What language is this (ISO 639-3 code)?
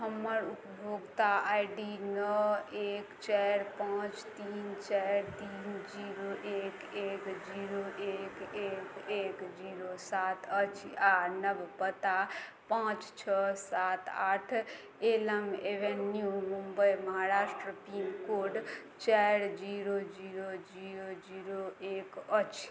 mai